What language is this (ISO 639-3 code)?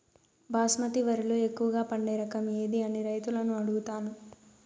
tel